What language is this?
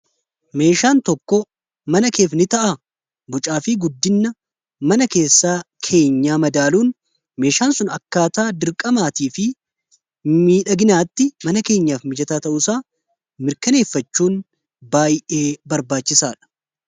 Oromo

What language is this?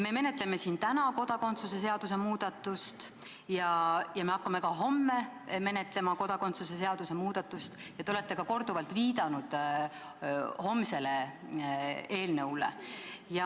Estonian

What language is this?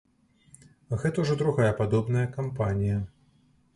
Belarusian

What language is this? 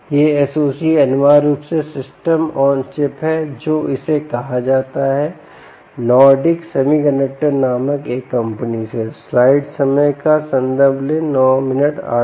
Hindi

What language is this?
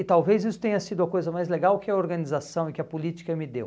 Portuguese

